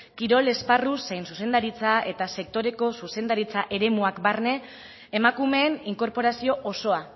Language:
Basque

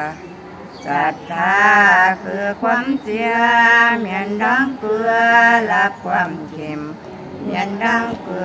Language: Thai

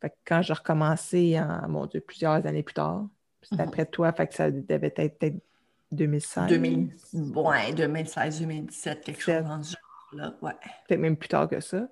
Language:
French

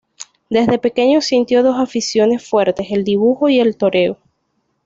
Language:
Spanish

